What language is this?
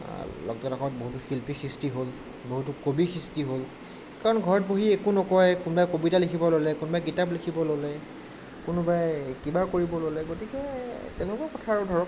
Assamese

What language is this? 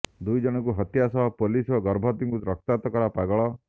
Odia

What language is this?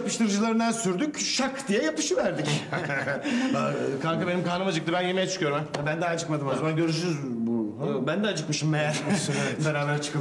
Turkish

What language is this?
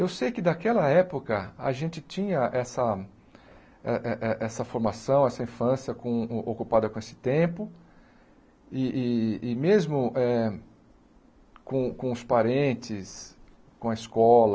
Portuguese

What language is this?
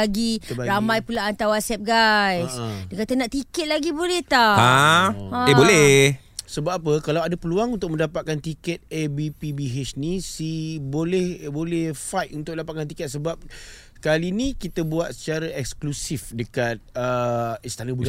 Malay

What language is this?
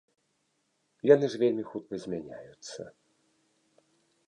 Belarusian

